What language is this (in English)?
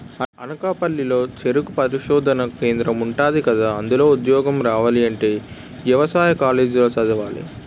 Telugu